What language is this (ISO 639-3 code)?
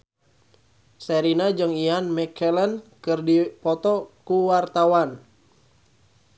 sun